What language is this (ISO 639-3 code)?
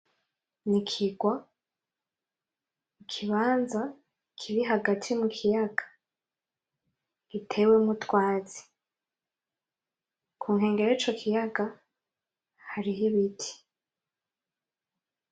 run